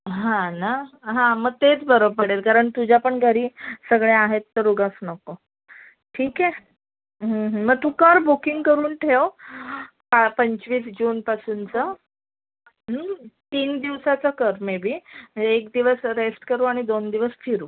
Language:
Marathi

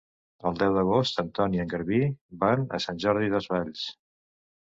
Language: Catalan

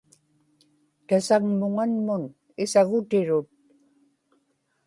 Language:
Inupiaq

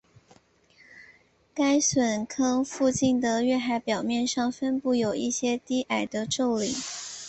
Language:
Chinese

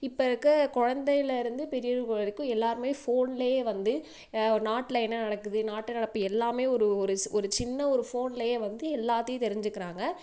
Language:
Tamil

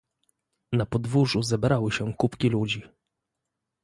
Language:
Polish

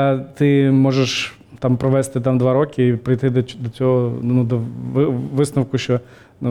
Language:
Ukrainian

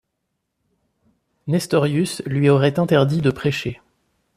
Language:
French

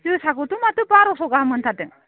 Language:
Bodo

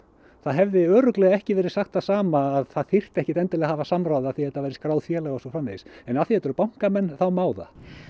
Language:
Icelandic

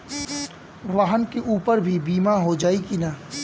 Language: Bhojpuri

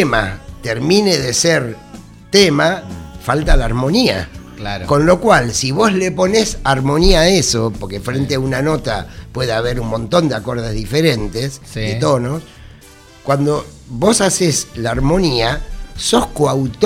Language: Spanish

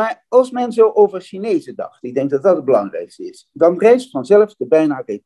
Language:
Dutch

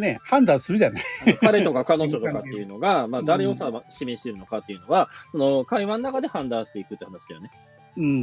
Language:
Japanese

